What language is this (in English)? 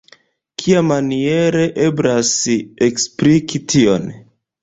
Esperanto